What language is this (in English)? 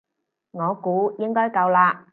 Cantonese